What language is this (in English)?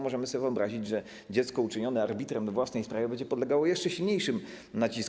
Polish